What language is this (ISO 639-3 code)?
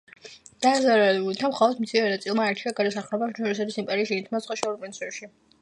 kat